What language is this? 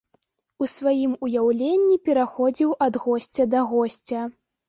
Belarusian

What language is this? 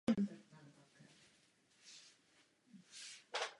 Czech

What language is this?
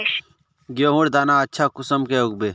Magahi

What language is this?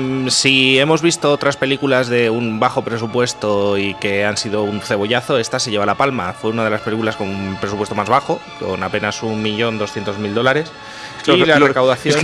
Spanish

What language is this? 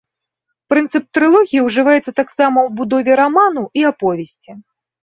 Belarusian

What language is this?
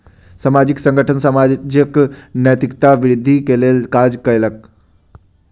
Maithili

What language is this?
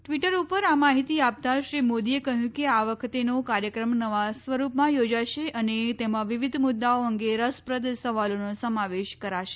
Gujarati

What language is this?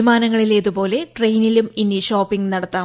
Malayalam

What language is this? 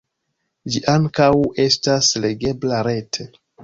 Esperanto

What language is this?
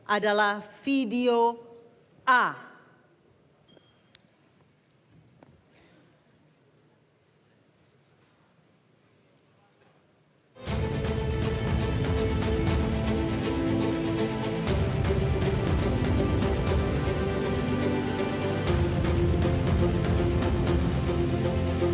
Indonesian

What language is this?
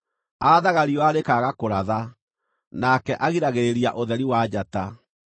Kikuyu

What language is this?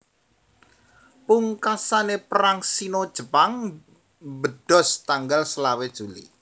Javanese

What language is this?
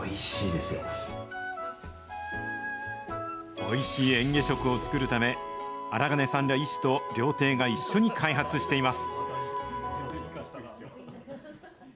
Japanese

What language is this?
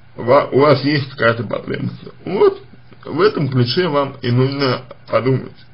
Russian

